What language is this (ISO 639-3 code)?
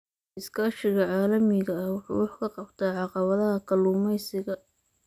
som